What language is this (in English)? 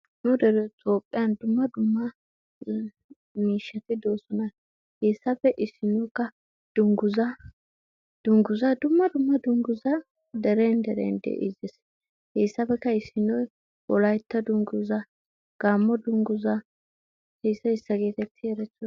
Wolaytta